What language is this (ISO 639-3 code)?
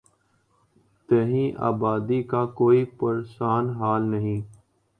urd